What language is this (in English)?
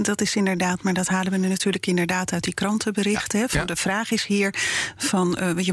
Dutch